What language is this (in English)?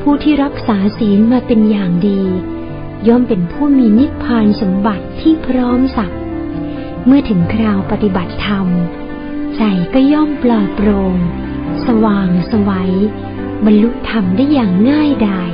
Thai